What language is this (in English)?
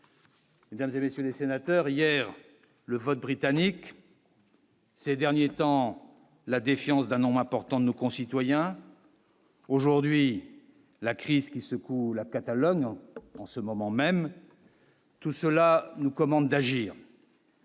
French